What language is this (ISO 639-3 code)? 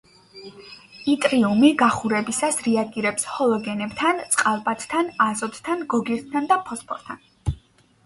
kat